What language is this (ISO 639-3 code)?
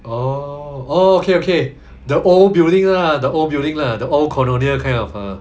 eng